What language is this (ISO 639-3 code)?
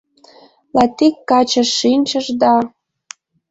chm